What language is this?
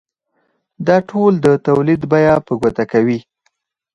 Pashto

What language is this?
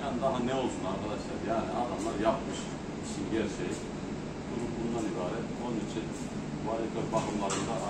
Turkish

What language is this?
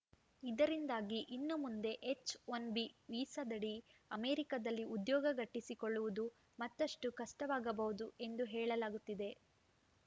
Kannada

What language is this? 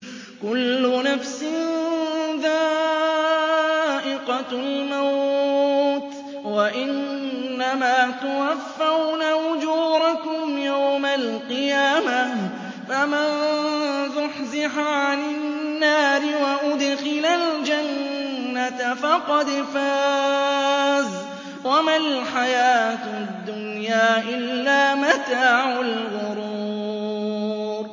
Arabic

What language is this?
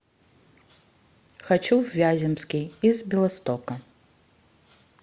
Russian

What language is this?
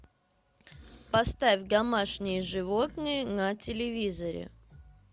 Russian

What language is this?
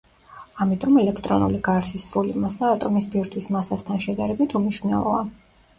Georgian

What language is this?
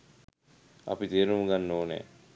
Sinhala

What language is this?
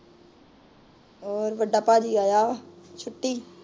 Punjabi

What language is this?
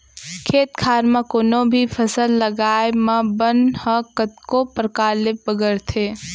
Chhattisgarhi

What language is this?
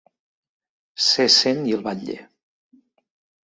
Catalan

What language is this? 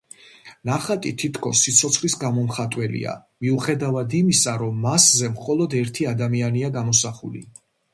Georgian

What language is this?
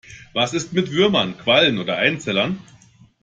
German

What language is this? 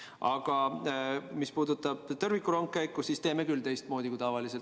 Estonian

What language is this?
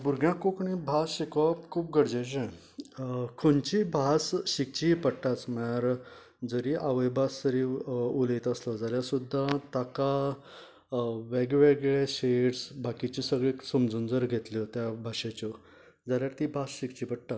Konkani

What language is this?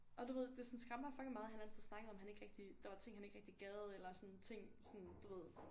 Danish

